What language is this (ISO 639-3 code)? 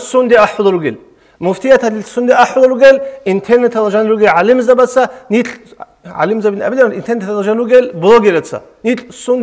ara